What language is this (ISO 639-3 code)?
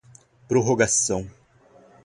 por